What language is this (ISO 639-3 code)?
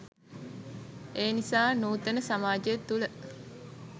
sin